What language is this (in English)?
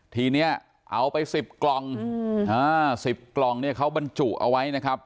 Thai